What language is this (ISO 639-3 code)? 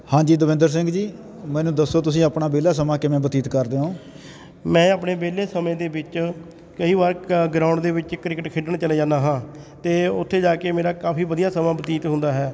pan